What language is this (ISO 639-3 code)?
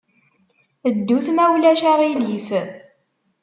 kab